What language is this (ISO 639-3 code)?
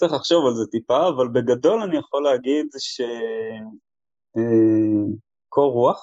heb